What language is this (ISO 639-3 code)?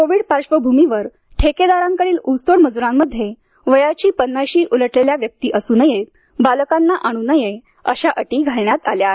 mar